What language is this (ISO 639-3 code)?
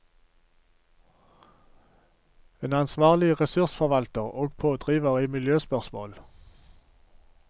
nor